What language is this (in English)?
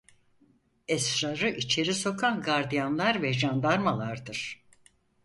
Turkish